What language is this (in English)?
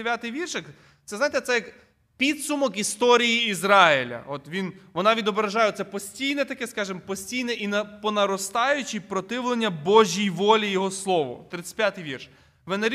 Ukrainian